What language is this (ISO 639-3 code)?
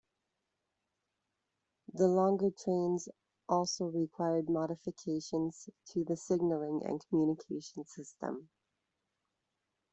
eng